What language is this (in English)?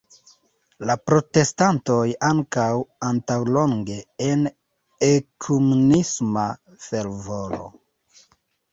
Esperanto